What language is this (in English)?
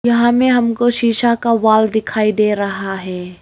Hindi